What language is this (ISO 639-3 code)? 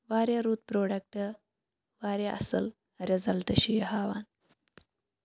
kas